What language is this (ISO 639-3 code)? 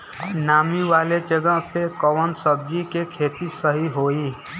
bho